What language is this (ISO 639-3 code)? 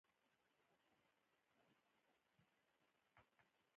pus